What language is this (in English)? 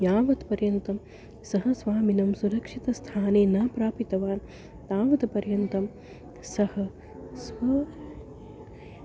Sanskrit